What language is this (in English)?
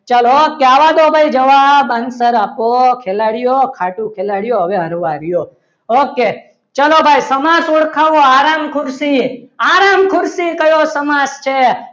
Gujarati